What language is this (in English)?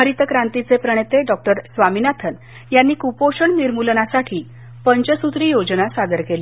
Marathi